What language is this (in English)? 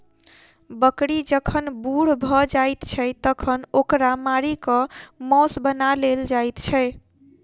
Maithili